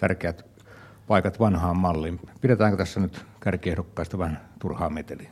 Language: Finnish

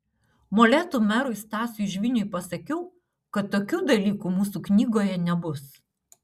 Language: Lithuanian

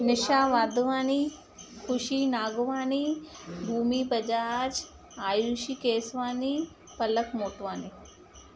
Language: Sindhi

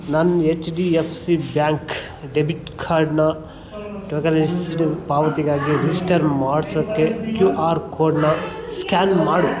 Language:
Kannada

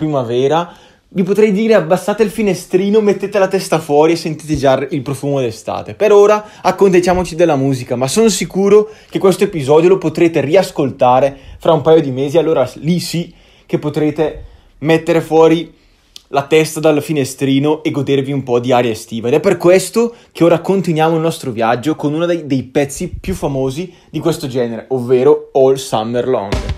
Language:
Italian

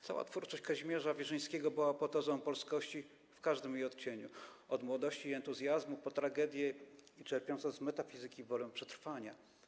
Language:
Polish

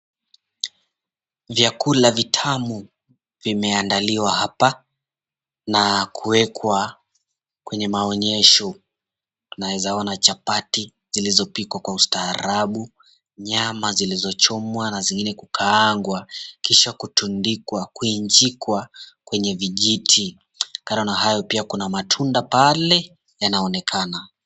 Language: Swahili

